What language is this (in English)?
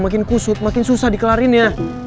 Indonesian